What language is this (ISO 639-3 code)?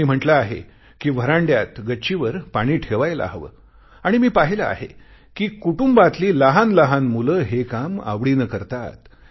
mar